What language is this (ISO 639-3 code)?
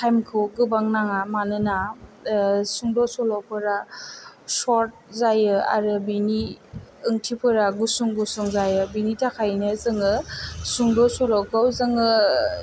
brx